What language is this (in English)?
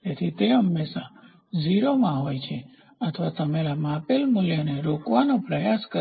Gujarati